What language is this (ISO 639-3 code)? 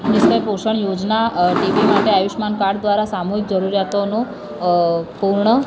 guj